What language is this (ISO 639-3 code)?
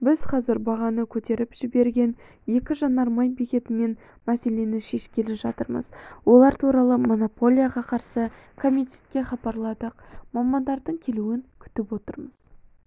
kaz